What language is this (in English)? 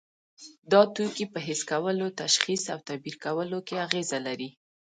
Pashto